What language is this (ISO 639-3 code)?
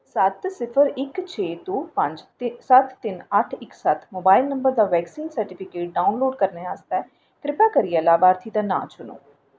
doi